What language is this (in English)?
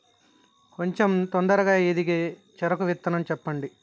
Telugu